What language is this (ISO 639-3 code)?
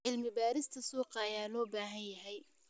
som